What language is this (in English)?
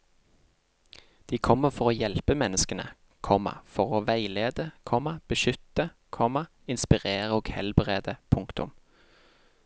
Norwegian